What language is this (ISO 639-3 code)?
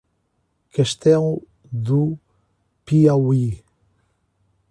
por